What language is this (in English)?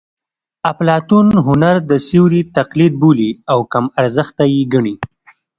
Pashto